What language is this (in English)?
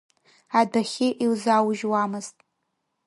Abkhazian